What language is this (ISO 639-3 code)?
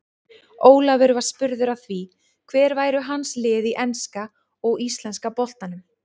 isl